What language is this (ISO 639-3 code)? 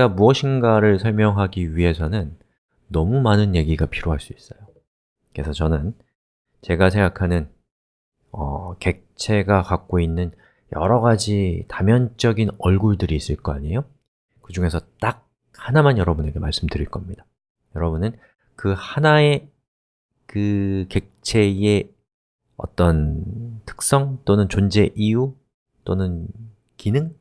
kor